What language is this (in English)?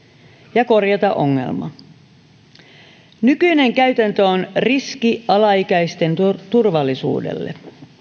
Finnish